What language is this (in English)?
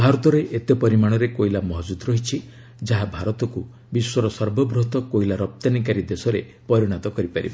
Odia